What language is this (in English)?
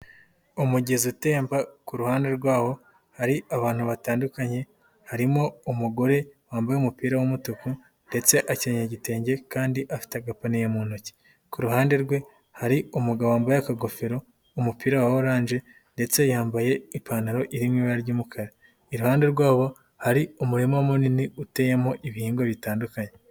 Kinyarwanda